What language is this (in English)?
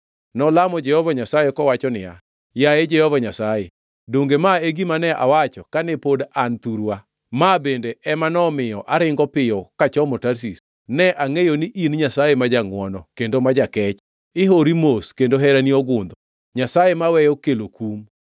Luo (Kenya and Tanzania)